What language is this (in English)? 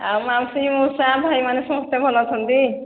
Odia